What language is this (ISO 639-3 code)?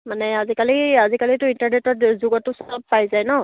asm